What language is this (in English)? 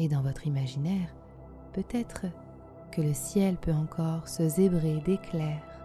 French